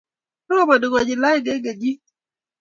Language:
Kalenjin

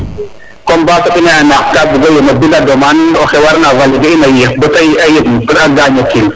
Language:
Serer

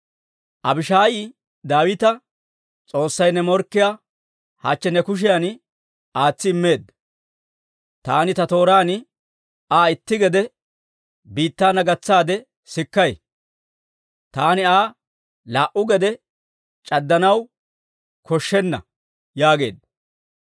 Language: Dawro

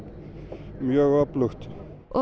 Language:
Icelandic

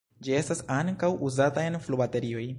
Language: Esperanto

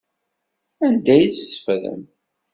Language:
Kabyle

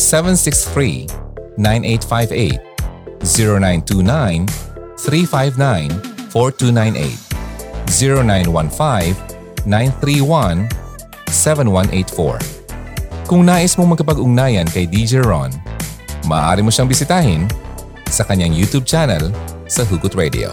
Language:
Filipino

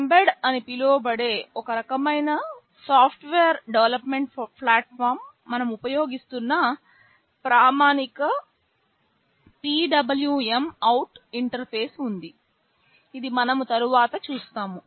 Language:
Telugu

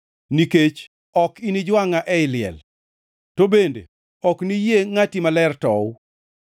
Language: Luo (Kenya and Tanzania)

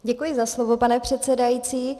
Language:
Czech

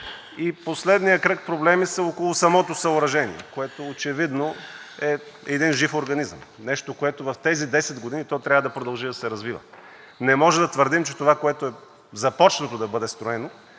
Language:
Bulgarian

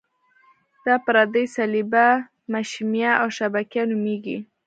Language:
Pashto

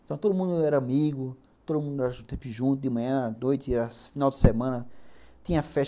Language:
Portuguese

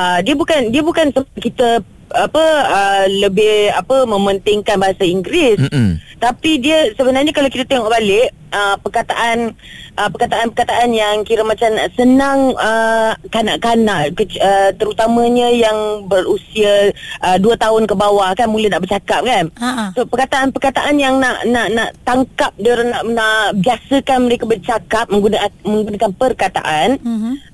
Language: Malay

